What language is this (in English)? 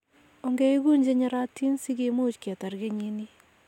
Kalenjin